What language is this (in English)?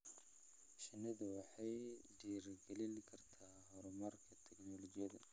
Somali